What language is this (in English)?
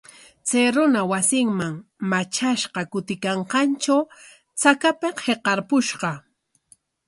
Corongo Ancash Quechua